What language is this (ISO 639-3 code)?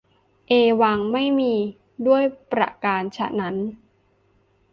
tha